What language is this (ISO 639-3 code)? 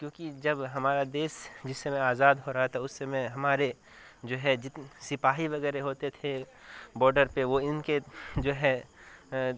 urd